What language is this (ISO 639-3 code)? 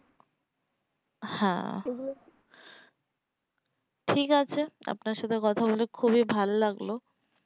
ben